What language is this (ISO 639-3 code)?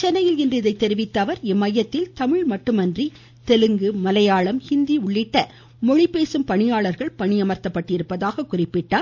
tam